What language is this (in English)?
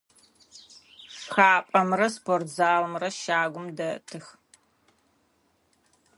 Adyghe